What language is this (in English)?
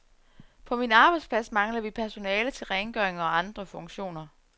Danish